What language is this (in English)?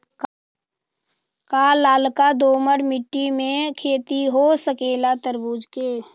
Magahi